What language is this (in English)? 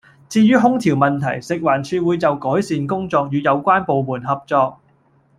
Cantonese